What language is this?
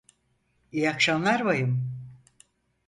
Turkish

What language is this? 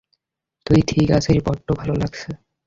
Bangla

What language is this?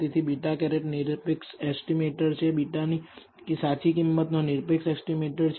Gujarati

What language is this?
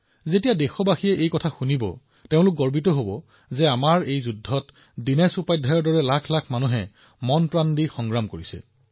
Assamese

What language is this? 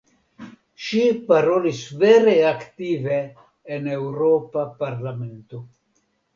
Esperanto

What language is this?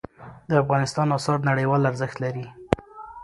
Pashto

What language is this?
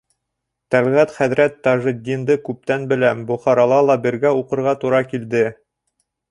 Bashkir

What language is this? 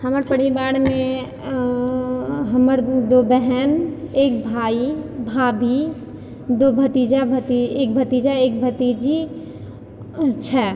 Maithili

